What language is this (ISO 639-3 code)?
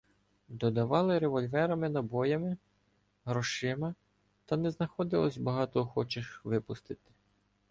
ukr